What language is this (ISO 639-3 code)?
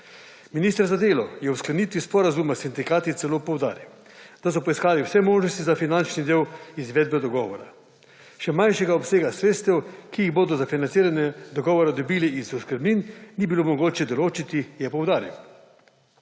slv